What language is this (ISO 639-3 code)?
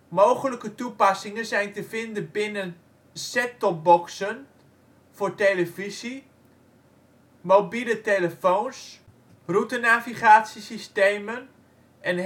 nld